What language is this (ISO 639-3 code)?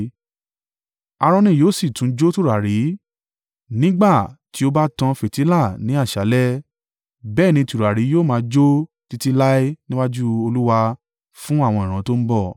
yor